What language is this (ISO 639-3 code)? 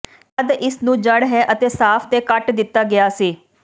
pan